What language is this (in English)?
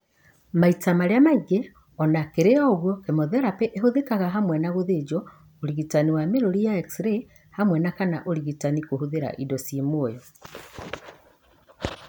Kikuyu